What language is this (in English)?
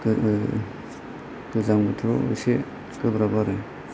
Bodo